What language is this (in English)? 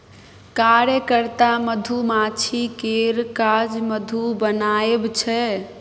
Maithili